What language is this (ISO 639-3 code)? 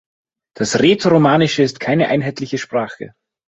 deu